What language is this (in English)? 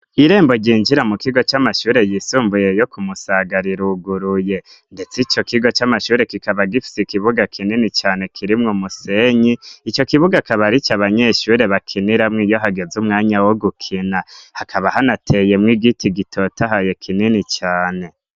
Rundi